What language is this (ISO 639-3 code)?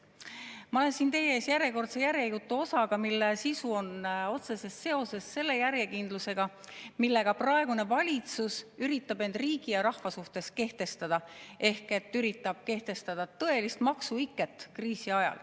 est